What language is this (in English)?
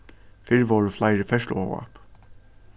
Faroese